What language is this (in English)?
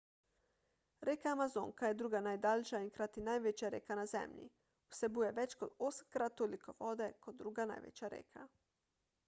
Slovenian